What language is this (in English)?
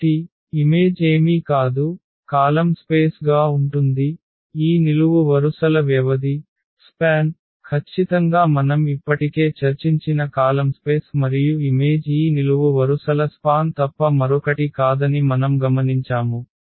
Telugu